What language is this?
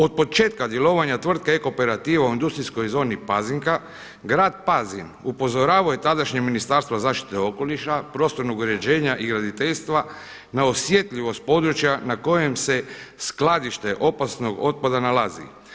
Croatian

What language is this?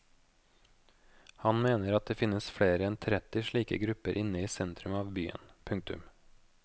Norwegian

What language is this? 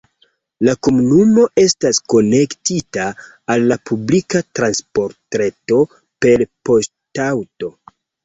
Esperanto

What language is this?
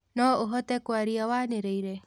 Kikuyu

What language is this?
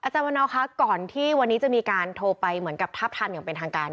Thai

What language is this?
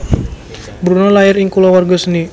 Javanese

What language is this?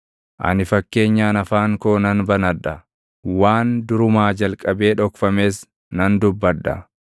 Oromo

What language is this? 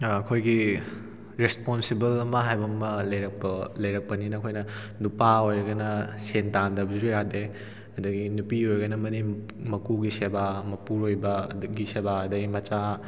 Manipuri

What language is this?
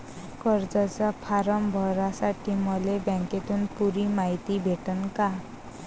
Marathi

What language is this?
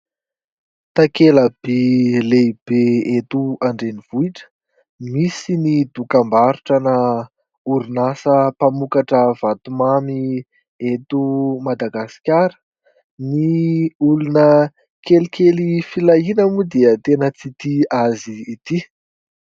Malagasy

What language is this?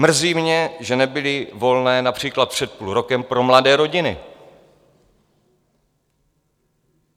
Czech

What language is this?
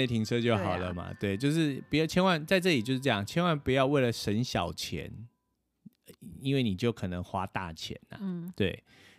Chinese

